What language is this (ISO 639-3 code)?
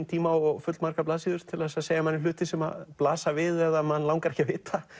isl